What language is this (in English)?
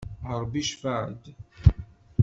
Kabyle